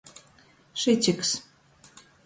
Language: Latgalian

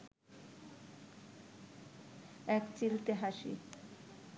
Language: Bangla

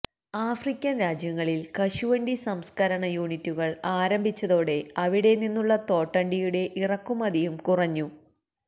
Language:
Malayalam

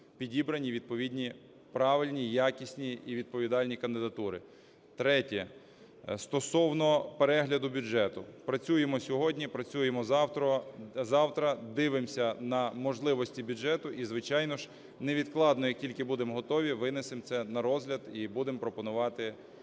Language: Ukrainian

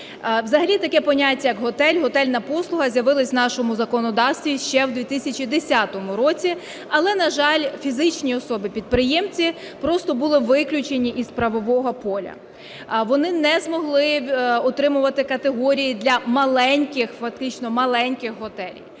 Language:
Ukrainian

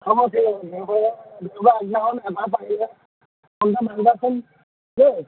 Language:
Assamese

